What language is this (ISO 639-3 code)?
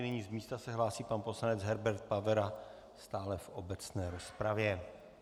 ces